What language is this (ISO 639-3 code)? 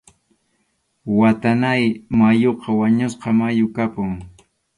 qxu